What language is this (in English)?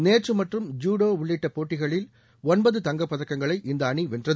Tamil